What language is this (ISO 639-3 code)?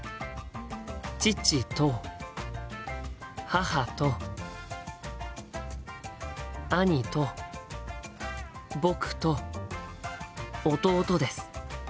jpn